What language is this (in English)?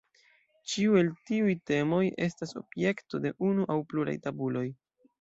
Esperanto